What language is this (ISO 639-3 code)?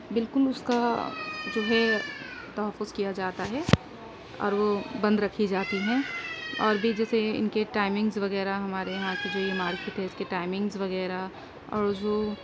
urd